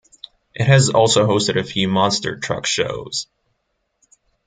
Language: English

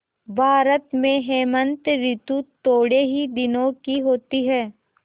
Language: Hindi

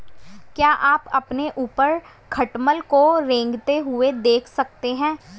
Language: Hindi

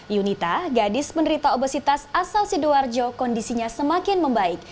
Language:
Indonesian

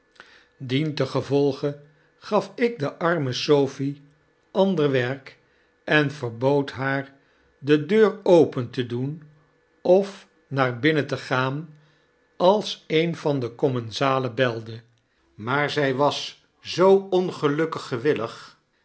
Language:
Dutch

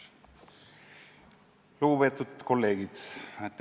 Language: Estonian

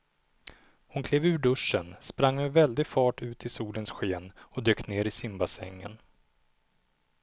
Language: Swedish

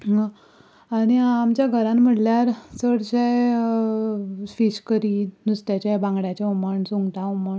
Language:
Konkani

